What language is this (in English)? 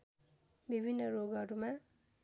Nepali